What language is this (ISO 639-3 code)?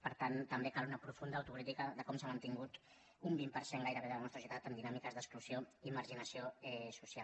cat